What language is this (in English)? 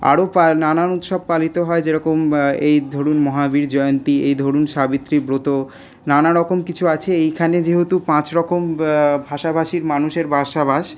Bangla